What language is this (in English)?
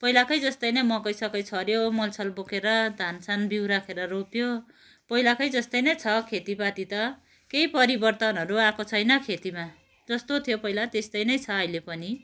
Nepali